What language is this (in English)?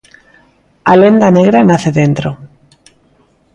Galician